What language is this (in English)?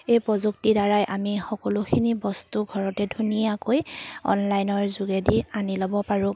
Assamese